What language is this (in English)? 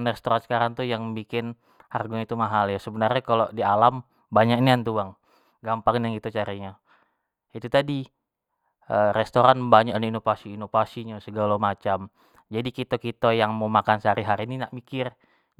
Jambi Malay